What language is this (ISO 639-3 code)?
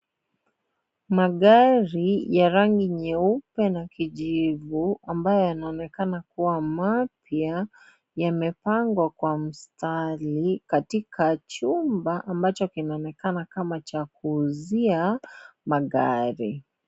swa